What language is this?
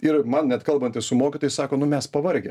Lithuanian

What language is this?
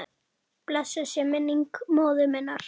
Icelandic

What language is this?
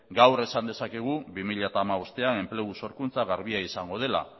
Basque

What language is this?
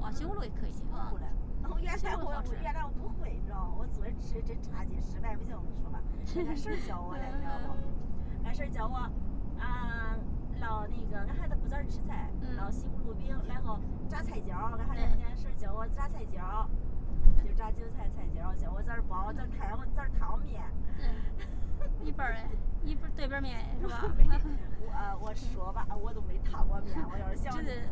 Chinese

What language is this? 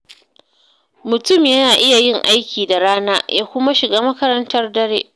Hausa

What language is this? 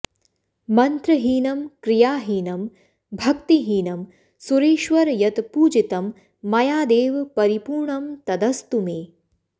Sanskrit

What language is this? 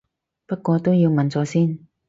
Cantonese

